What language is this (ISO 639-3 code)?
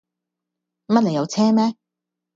yue